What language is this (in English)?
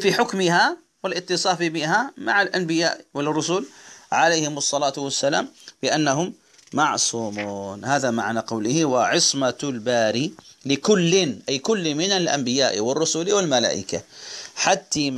Arabic